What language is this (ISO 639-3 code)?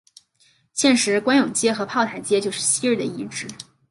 zho